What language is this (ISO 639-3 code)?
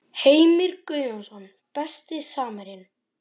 isl